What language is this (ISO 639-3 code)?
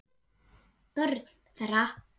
isl